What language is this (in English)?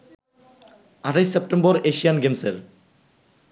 Bangla